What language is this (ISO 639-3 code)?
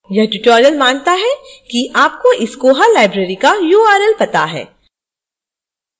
hin